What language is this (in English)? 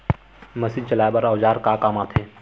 Chhattisgarhi